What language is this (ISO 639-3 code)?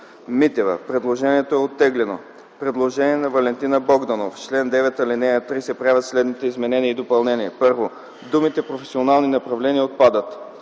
bul